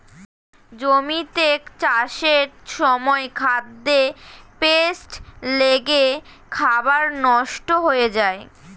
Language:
Bangla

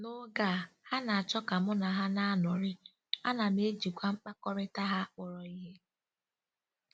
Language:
Igbo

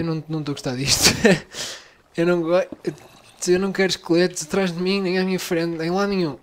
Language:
Portuguese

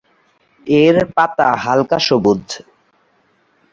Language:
Bangla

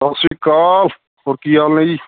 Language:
Punjabi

